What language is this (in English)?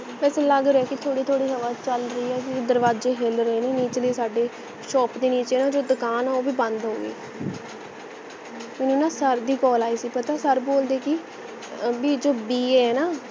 Punjabi